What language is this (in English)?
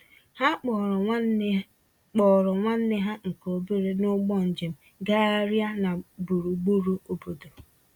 Igbo